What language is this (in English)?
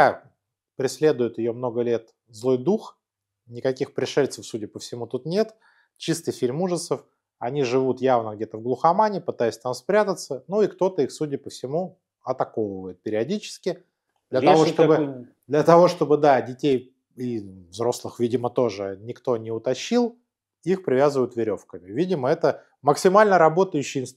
Russian